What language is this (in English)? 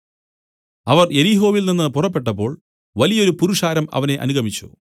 Malayalam